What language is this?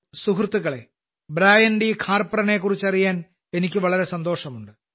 Malayalam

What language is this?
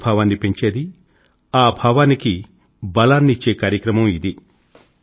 Telugu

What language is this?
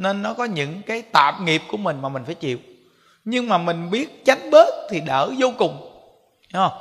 Vietnamese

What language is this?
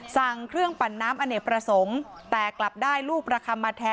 Thai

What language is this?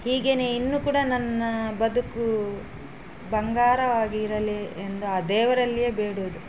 Kannada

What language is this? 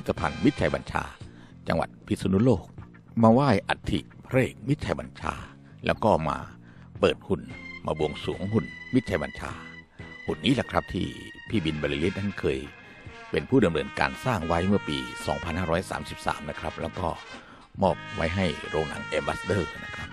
Thai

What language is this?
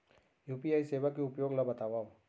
Chhattisgarhi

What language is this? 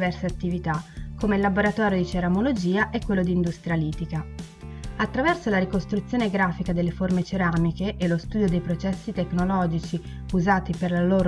Italian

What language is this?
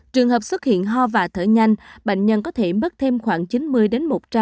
Vietnamese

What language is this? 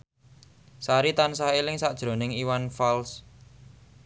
Javanese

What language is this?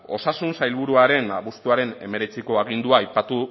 Basque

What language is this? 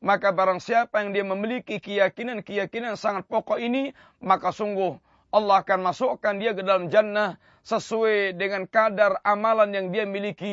Malay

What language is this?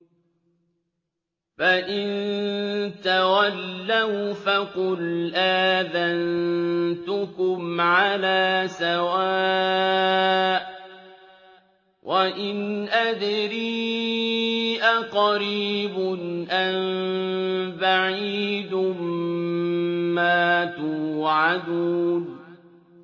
Arabic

